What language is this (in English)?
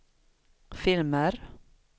Swedish